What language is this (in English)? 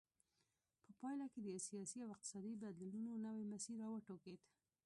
Pashto